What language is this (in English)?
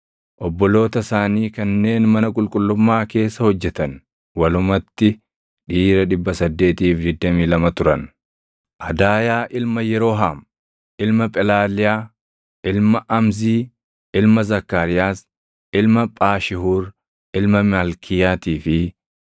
Oromo